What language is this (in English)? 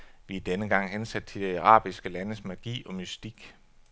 Danish